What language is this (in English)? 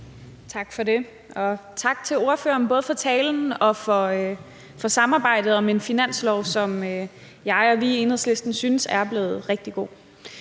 Danish